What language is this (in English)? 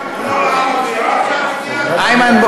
Hebrew